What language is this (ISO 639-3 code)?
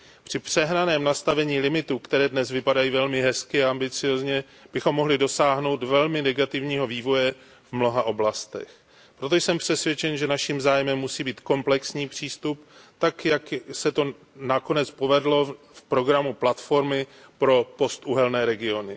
ces